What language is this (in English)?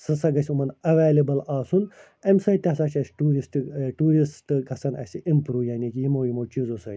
Kashmiri